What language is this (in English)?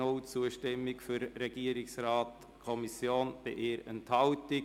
Swiss German